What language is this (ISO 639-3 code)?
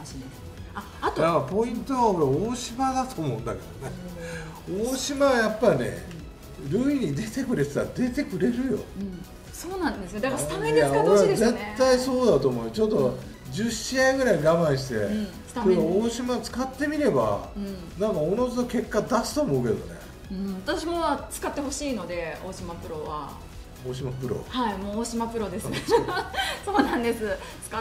jpn